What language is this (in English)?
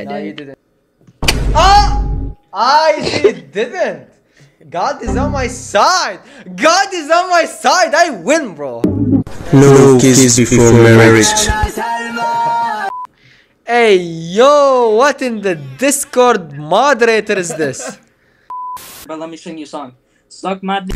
English